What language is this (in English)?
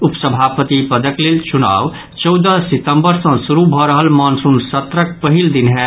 Maithili